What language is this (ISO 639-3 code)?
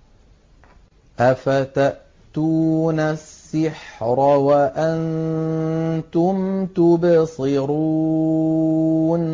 ara